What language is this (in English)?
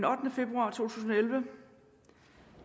Danish